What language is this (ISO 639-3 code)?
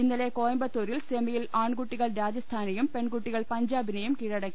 mal